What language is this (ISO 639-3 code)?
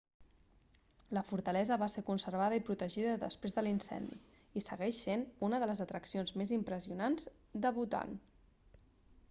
cat